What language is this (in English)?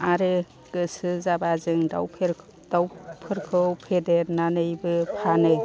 Bodo